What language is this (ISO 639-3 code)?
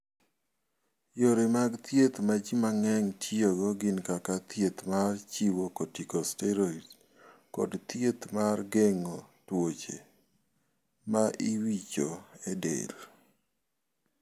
luo